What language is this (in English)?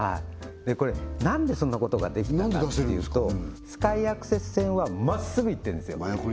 Japanese